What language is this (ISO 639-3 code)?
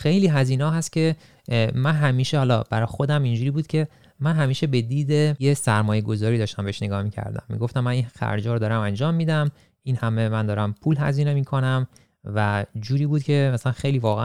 fas